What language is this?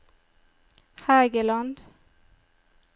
Norwegian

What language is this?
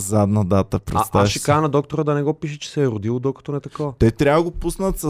Bulgarian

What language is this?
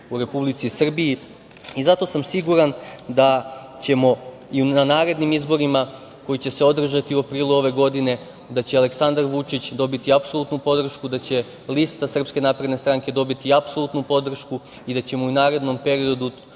Serbian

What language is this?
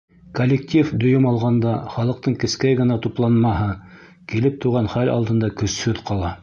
Bashkir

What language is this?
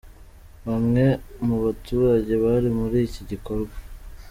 Kinyarwanda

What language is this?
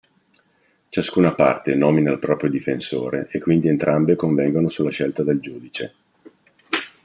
Italian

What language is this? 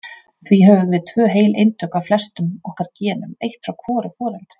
Icelandic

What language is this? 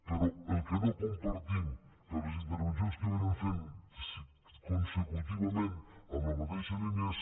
Catalan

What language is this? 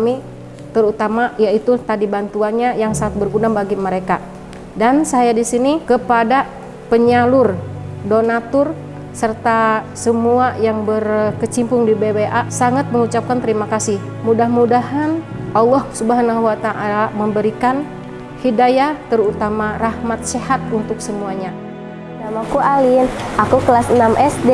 Indonesian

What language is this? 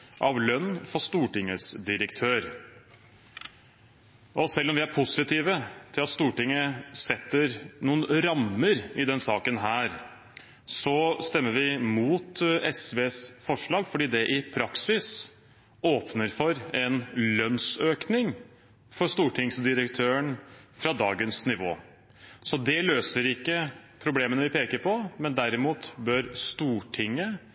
Norwegian Bokmål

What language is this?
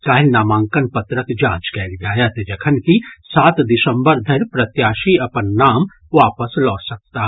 Maithili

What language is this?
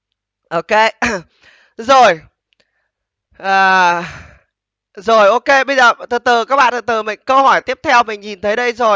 Vietnamese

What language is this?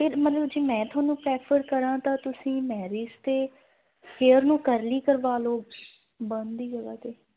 Punjabi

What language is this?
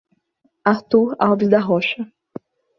Portuguese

